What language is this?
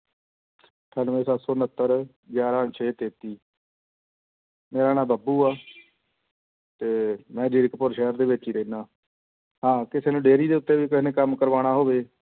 Punjabi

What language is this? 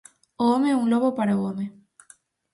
Galician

